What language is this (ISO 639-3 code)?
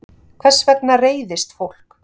isl